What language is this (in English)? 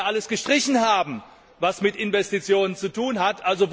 German